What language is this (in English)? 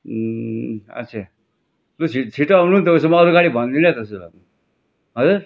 Nepali